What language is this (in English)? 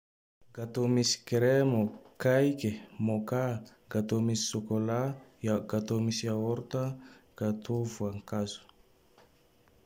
Tandroy-Mahafaly Malagasy